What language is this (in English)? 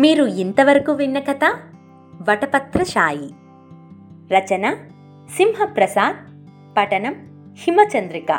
Telugu